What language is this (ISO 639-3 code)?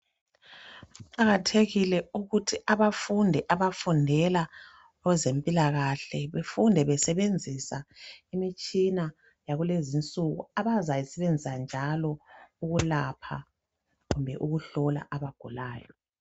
nde